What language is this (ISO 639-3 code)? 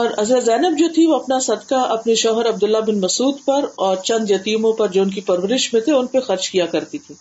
urd